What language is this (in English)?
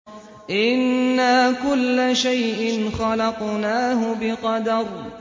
Arabic